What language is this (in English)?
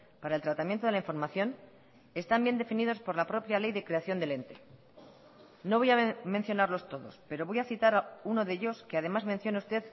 Spanish